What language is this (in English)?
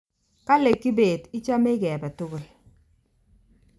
Kalenjin